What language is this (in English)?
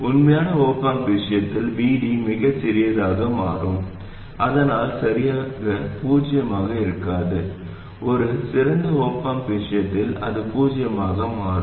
Tamil